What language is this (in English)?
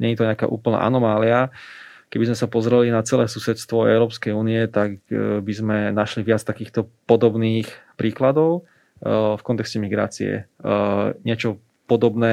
Slovak